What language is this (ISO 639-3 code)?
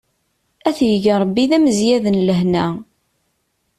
kab